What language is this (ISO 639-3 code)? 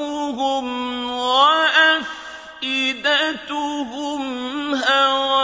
ara